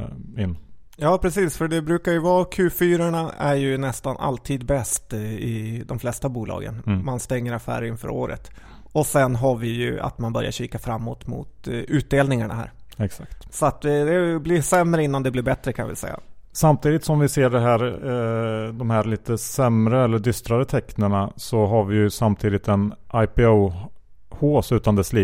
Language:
Swedish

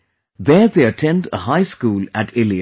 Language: English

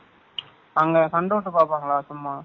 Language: Tamil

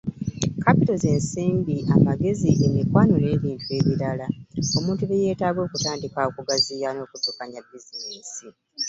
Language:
Ganda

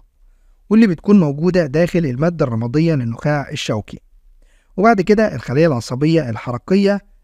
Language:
Arabic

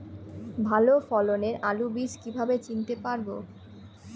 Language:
Bangla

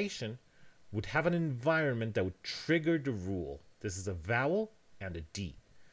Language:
English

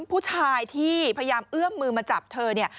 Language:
Thai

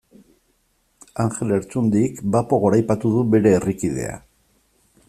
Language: Basque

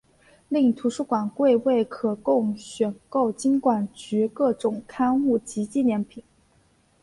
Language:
Chinese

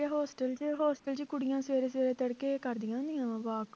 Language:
Punjabi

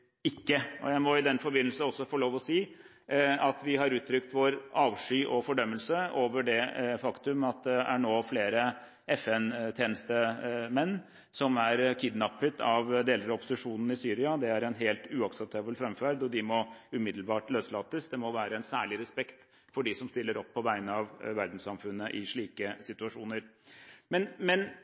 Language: Norwegian Bokmål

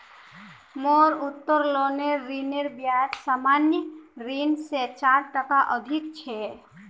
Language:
Magahi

